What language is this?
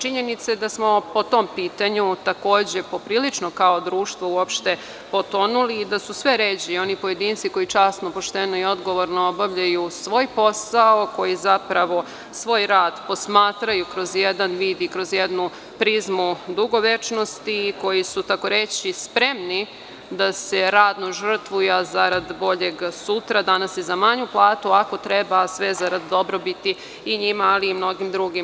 Serbian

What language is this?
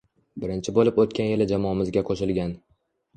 Uzbek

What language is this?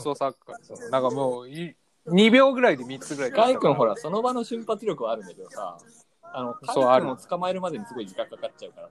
Japanese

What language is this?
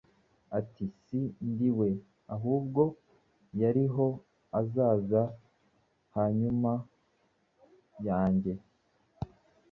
Kinyarwanda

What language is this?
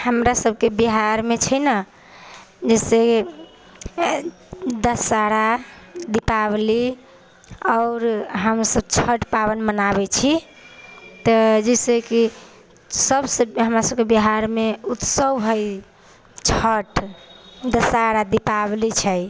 Maithili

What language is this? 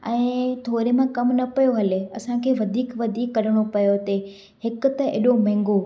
Sindhi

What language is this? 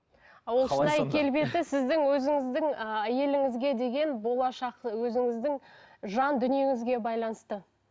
Kazakh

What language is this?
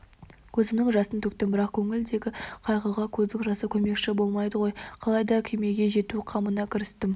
Kazakh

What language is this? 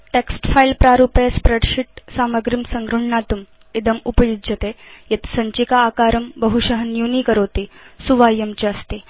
Sanskrit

